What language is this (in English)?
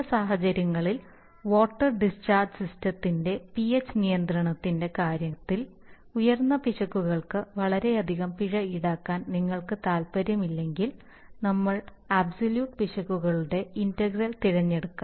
Malayalam